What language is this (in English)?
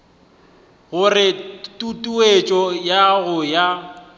Northern Sotho